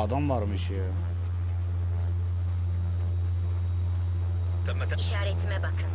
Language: Turkish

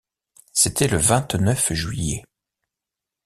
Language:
French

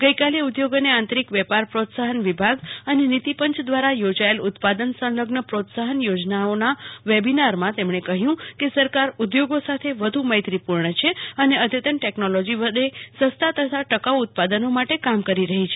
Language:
Gujarati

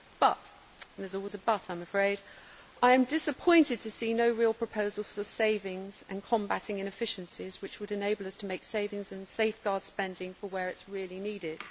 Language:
English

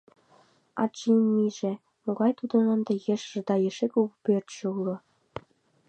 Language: Mari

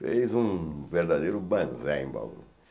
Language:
Portuguese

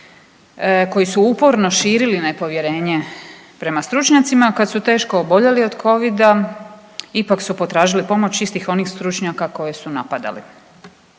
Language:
Croatian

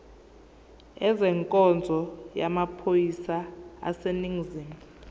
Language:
Zulu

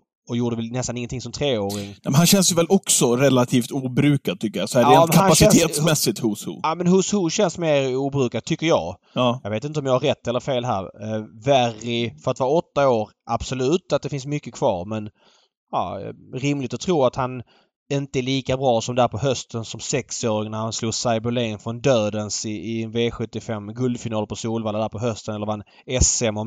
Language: Swedish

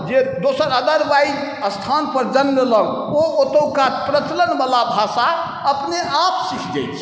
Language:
Maithili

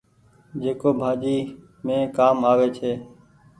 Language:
Goaria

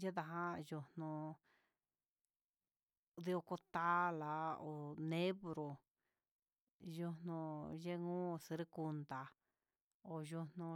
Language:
Huitepec Mixtec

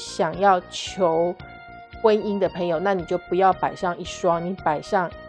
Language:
Chinese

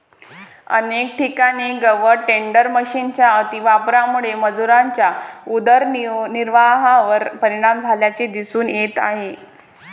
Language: Marathi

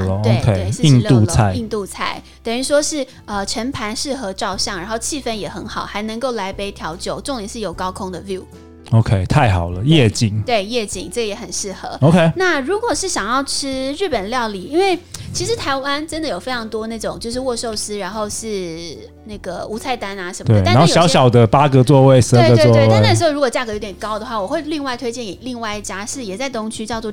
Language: Chinese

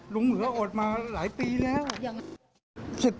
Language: Thai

